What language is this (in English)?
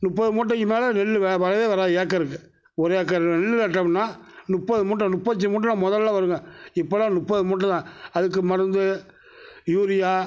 Tamil